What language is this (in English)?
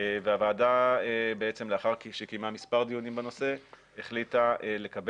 Hebrew